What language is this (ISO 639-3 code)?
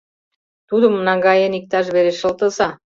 chm